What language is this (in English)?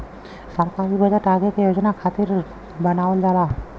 Bhojpuri